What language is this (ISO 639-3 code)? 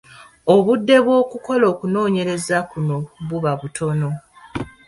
lug